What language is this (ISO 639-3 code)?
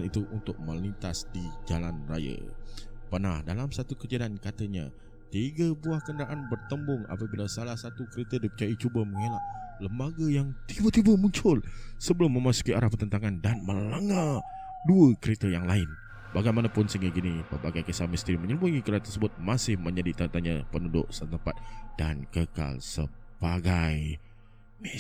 msa